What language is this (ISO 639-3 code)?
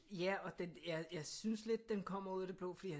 dan